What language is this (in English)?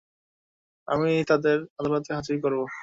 Bangla